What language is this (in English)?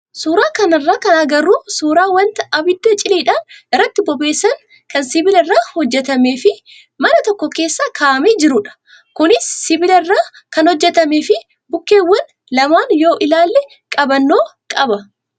Oromo